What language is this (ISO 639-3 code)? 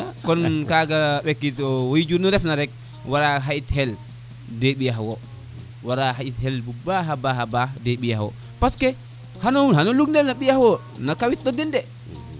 srr